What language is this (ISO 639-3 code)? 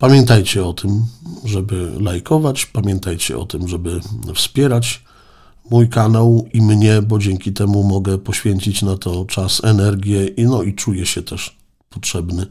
pol